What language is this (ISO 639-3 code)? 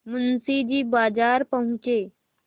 hin